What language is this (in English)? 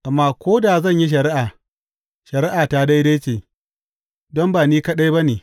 Hausa